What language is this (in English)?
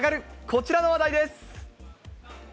Japanese